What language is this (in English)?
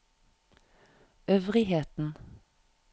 Norwegian